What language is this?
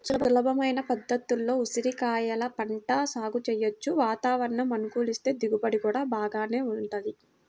Telugu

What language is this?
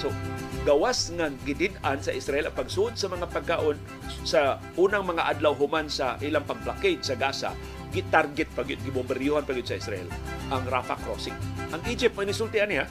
Filipino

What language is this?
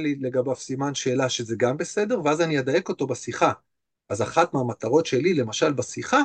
Hebrew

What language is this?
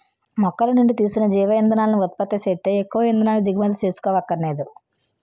Telugu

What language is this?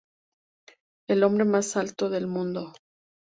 Spanish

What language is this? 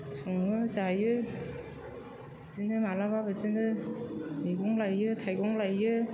Bodo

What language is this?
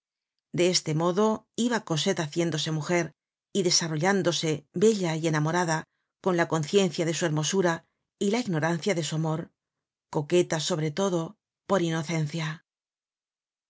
Spanish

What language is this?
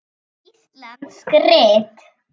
Icelandic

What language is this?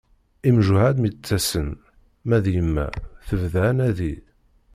Kabyle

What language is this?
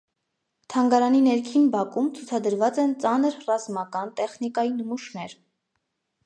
Armenian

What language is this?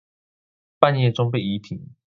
Chinese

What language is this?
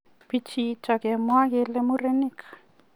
Kalenjin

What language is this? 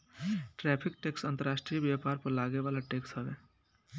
Bhojpuri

